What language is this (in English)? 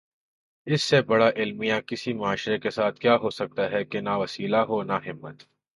Urdu